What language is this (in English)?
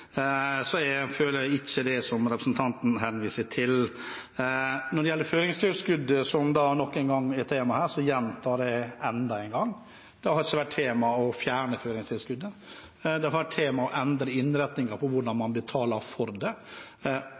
Norwegian Bokmål